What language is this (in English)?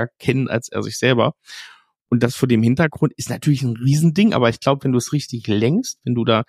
German